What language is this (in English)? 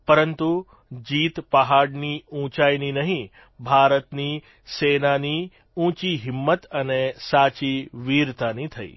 Gujarati